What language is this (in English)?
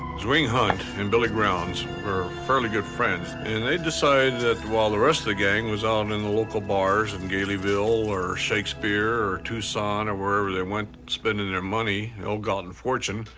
English